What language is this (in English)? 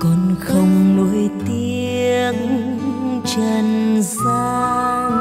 Vietnamese